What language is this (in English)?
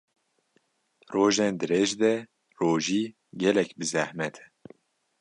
Kurdish